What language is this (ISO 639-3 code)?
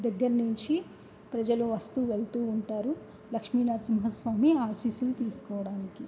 tel